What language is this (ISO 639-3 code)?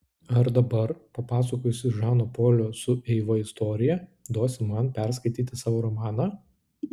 lit